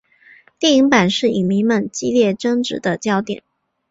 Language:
Chinese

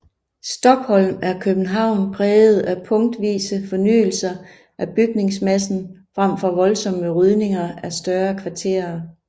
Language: Danish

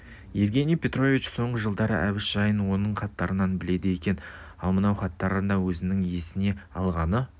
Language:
Kazakh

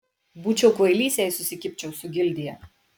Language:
Lithuanian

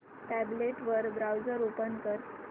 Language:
Marathi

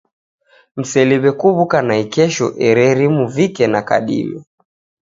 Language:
Taita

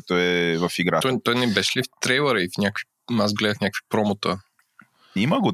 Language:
Bulgarian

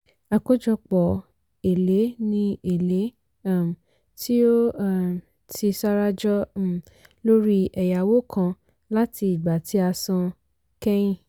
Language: Yoruba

